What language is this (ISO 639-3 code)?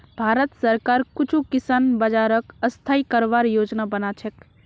mag